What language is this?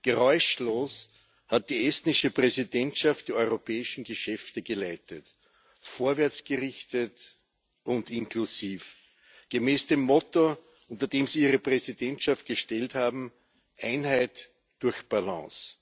German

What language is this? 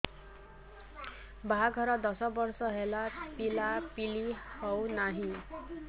Odia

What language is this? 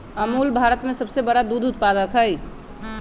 Magahi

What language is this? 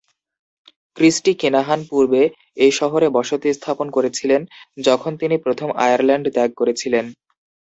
Bangla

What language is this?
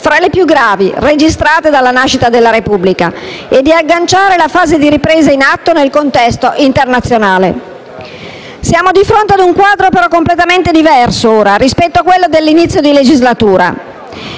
Italian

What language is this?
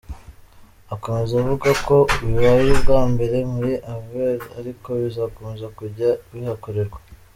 Kinyarwanda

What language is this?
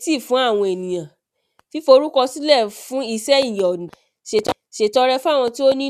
Yoruba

